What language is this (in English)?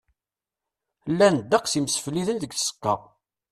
Kabyle